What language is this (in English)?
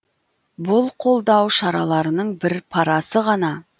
Kazakh